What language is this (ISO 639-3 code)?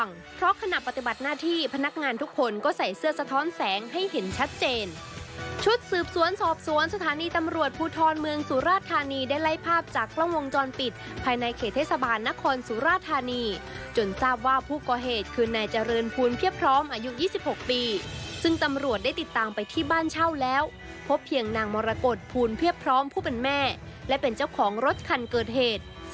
tha